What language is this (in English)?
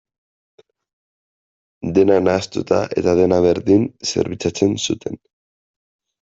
Basque